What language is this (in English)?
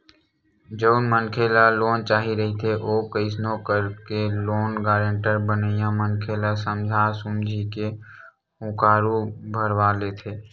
Chhattisgarhi